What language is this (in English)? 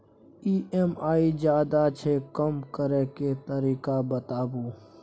Maithili